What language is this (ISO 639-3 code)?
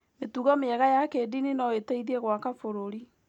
kik